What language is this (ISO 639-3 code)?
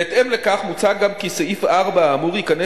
heb